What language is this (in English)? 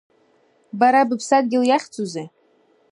Abkhazian